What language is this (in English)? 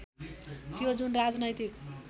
Nepali